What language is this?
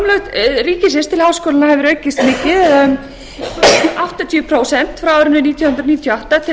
Icelandic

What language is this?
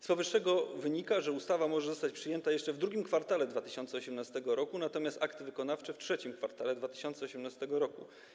Polish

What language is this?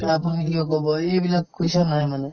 Assamese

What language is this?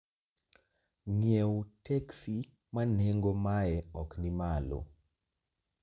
Luo (Kenya and Tanzania)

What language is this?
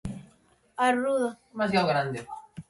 Galician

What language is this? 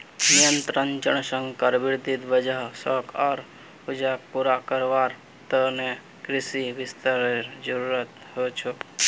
Magahi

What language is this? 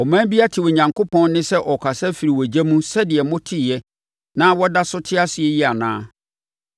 Akan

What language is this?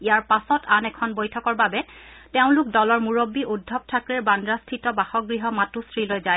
Assamese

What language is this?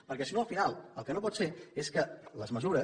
Catalan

